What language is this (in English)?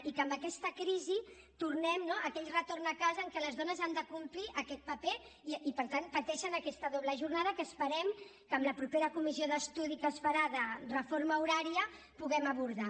Catalan